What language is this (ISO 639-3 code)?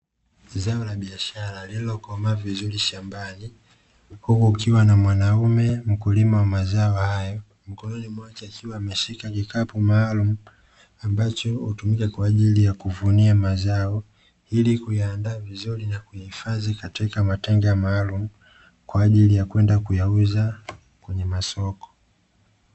swa